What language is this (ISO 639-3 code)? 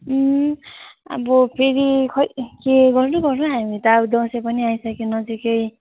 nep